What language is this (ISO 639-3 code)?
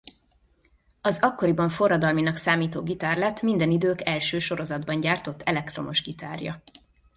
hun